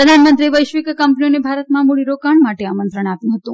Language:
Gujarati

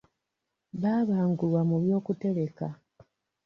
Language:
Ganda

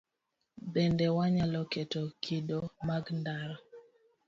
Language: Luo (Kenya and Tanzania)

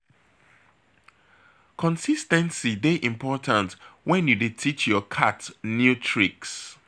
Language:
Nigerian Pidgin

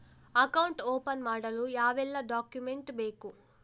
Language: Kannada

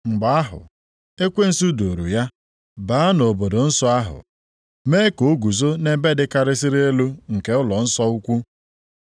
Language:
Igbo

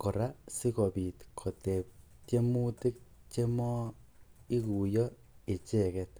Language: Kalenjin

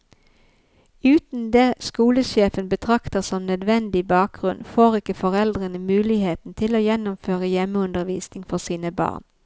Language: Norwegian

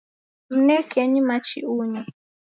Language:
Taita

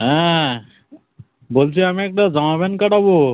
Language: Bangla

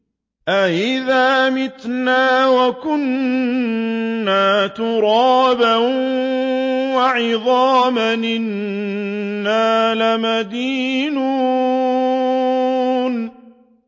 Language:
Arabic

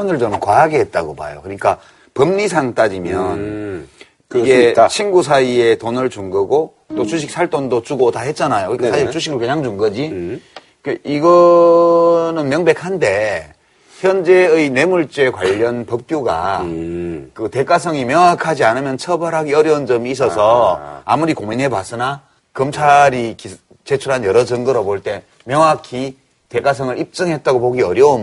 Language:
Korean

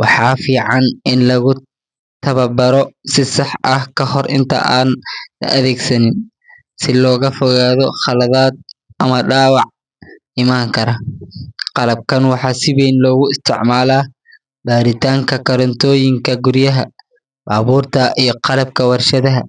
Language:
Somali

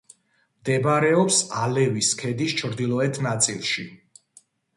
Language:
Georgian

